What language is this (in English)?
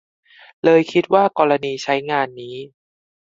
Thai